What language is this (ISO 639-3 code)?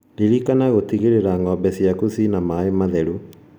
kik